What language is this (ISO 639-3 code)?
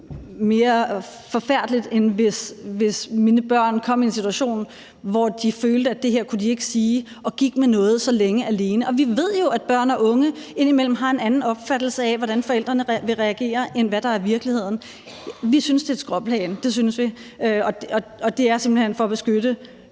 dan